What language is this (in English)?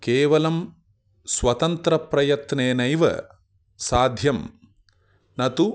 Sanskrit